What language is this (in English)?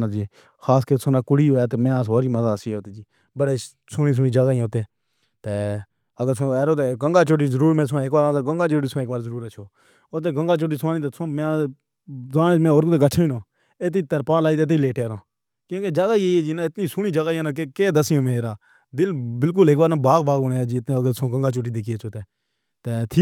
Pahari-Potwari